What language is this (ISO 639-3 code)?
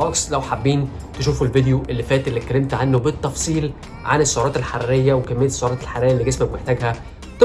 ara